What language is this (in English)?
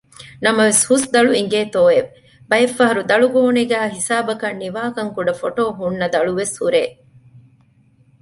Divehi